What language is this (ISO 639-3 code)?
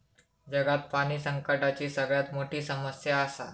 mar